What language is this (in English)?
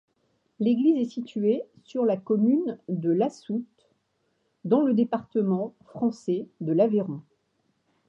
French